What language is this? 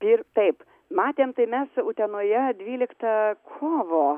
Lithuanian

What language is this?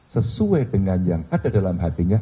Indonesian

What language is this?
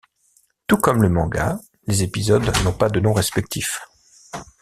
French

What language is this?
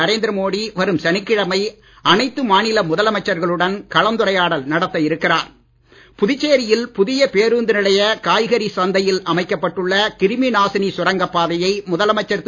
Tamil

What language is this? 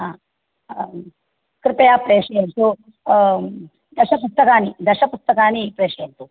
Sanskrit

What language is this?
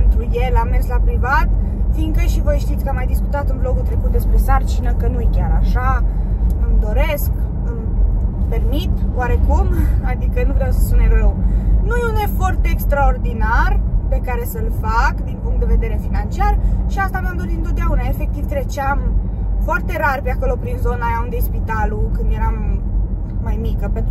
Romanian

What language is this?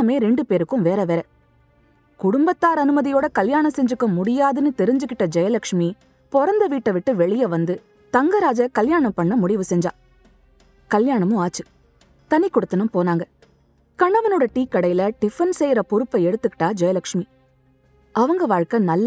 Tamil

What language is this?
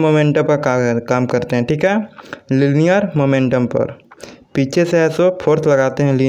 Hindi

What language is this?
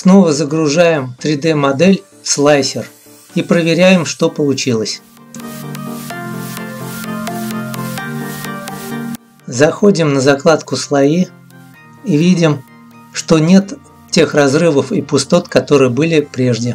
Russian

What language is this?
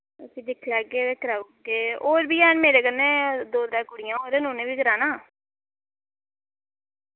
Dogri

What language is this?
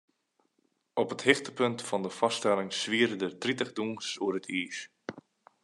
Western Frisian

